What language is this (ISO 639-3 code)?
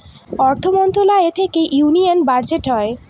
ben